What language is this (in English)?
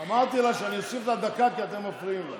Hebrew